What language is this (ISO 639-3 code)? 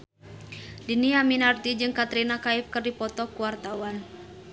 sun